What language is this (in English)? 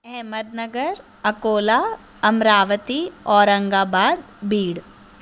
Sindhi